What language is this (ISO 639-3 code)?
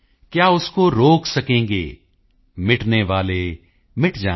pan